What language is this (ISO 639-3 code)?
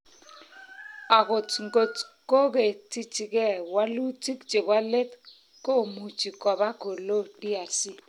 kln